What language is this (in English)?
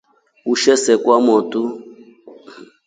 Rombo